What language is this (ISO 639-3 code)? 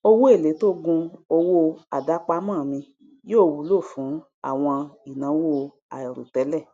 yor